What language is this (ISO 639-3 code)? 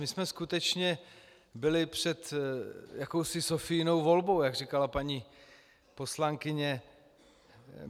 ces